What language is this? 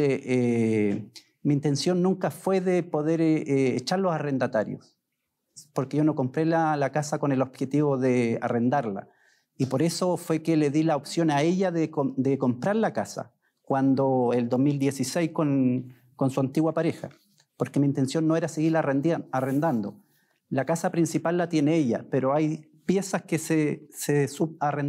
Spanish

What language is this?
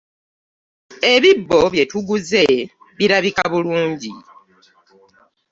Ganda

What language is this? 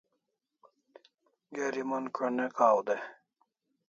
Kalasha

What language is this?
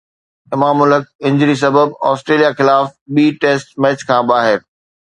Sindhi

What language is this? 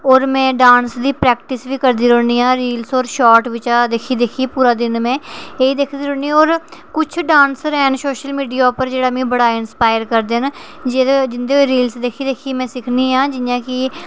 Dogri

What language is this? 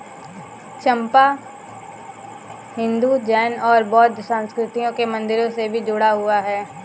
Hindi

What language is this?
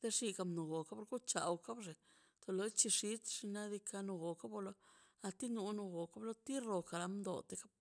Mazaltepec Zapotec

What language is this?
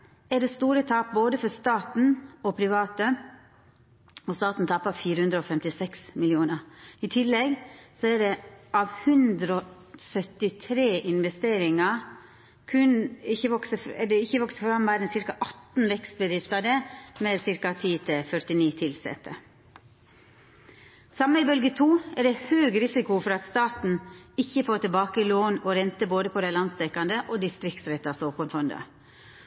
Norwegian Nynorsk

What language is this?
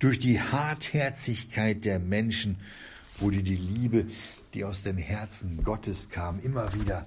German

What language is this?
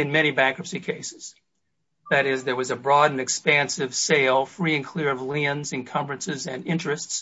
English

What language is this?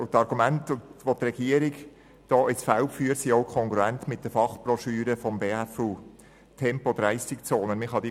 Swiss German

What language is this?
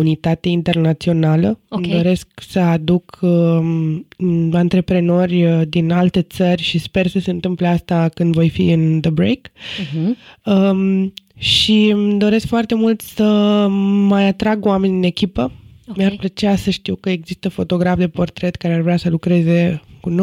Romanian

